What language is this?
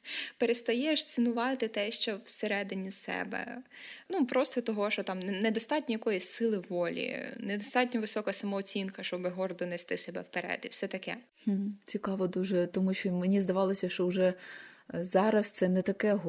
Ukrainian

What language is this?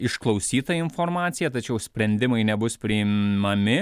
Lithuanian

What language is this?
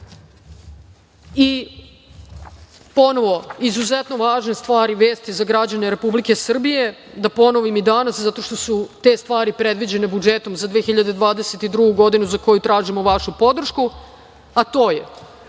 Serbian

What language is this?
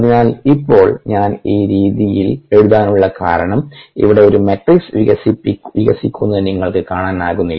Malayalam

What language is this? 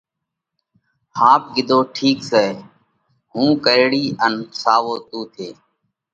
Parkari Koli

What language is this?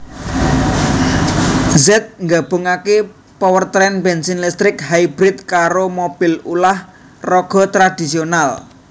Javanese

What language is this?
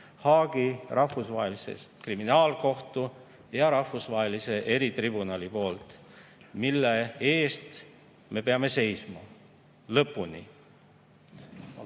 Estonian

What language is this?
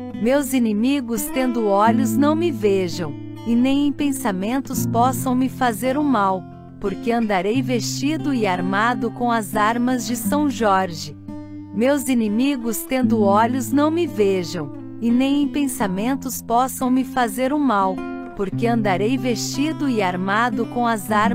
Portuguese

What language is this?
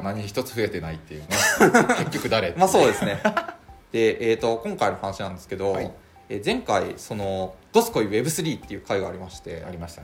Japanese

